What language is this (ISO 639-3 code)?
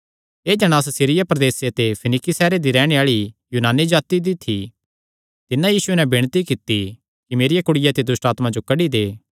xnr